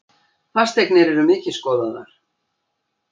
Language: Icelandic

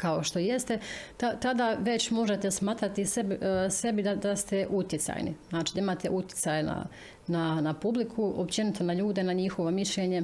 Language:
Croatian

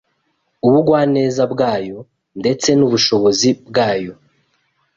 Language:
Kinyarwanda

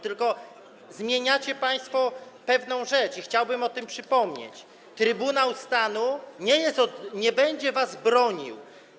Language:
Polish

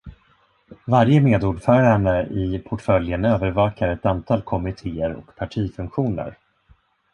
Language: Swedish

